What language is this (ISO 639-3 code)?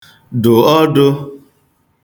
ibo